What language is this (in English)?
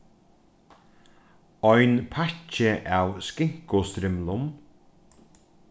Faroese